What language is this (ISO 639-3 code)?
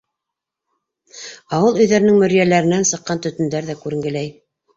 bak